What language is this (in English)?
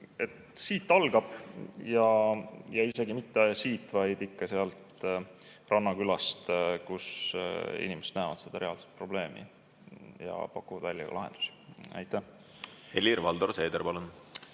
Estonian